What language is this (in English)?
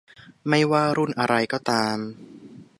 Thai